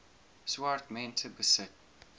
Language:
Afrikaans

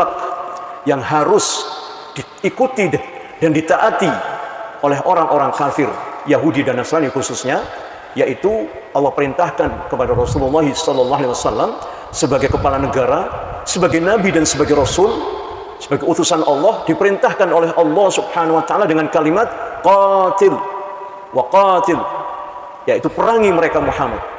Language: Indonesian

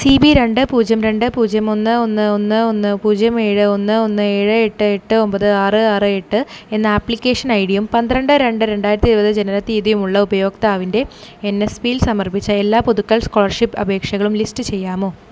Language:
Malayalam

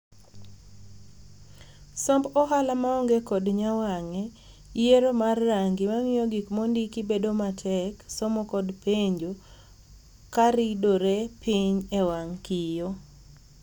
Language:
Luo (Kenya and Tanzania)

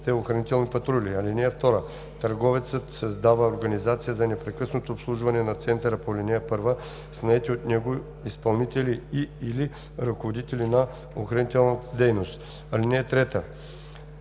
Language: Bulgarian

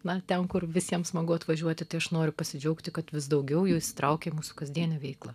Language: Lithuanian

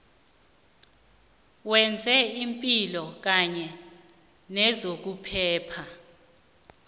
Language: South Ndebele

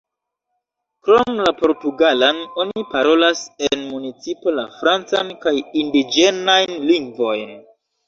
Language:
Esperanto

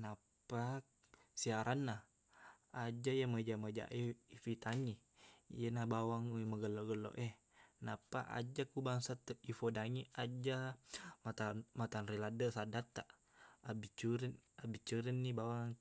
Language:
Buginese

